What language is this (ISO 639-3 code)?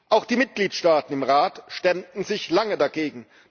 deu